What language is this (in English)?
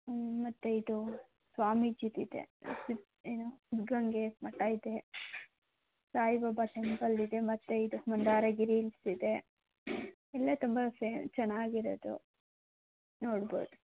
Kannada